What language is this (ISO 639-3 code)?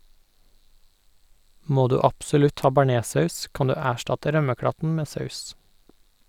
nor